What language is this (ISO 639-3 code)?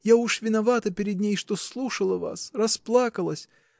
rus